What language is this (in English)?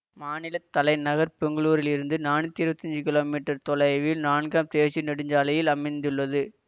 Tamil